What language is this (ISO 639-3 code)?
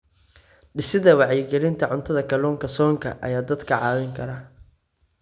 som